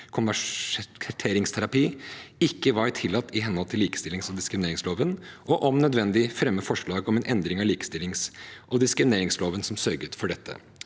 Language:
Norwegian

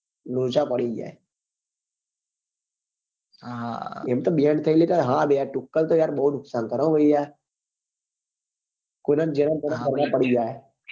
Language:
Gujarati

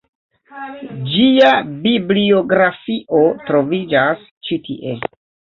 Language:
Esperanto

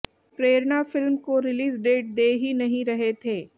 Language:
Hindi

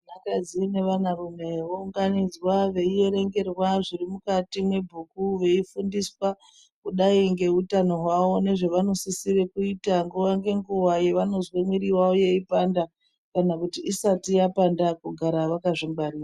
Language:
Ndau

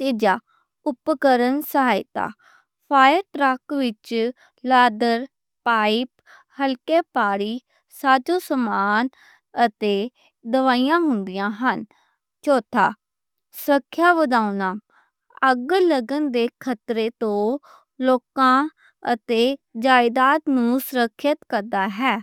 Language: Western Panjabi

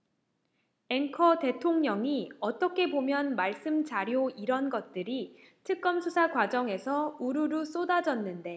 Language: Korean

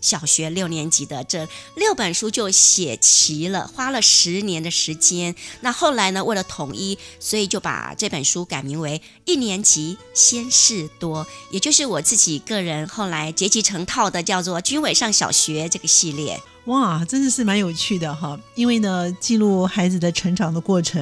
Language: Chinese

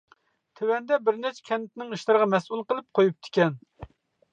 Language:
Uyghur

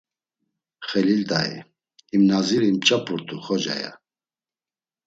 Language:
Laz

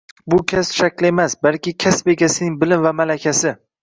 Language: Uzbek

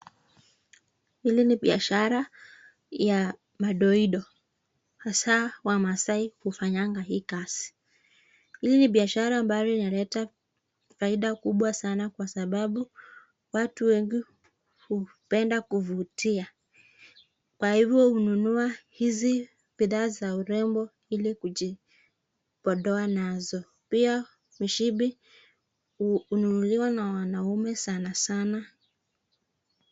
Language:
Swahili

